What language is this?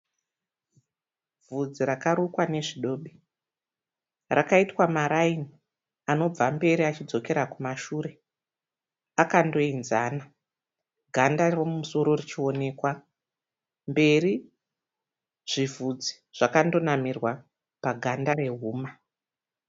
Shona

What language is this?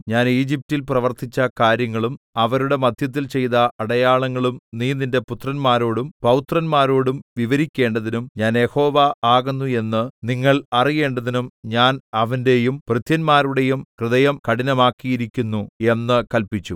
Malayalam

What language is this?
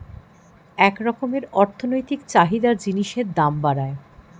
Bangla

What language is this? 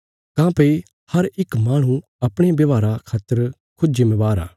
Bilaspuri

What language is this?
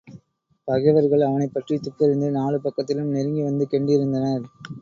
Tamil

